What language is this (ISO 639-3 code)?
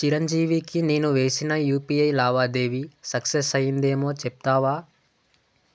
tel